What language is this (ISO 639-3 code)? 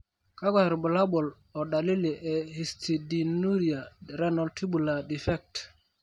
mas